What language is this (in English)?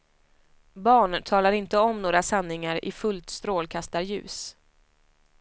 Swedish